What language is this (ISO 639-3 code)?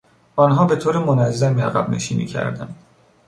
fas